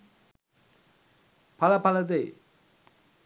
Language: Sinhala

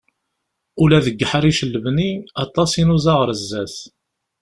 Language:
Kabyle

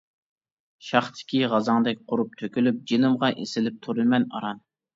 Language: Uyghur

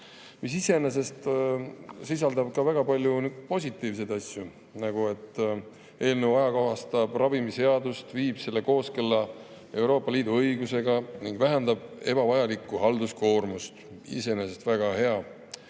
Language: Estonian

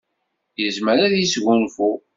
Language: Kabyle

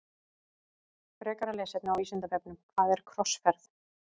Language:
Icelandic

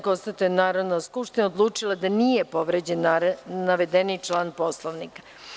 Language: Serbian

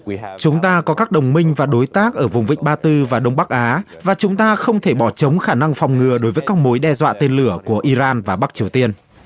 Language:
Vietnamese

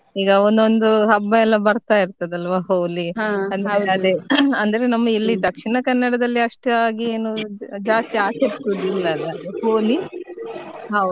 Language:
Kannada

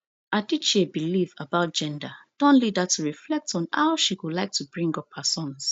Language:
Nigerian Pidgin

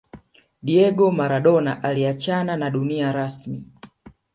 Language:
Swahili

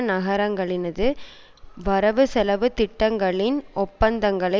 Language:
Tamil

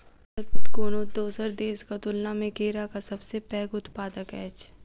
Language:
Maithili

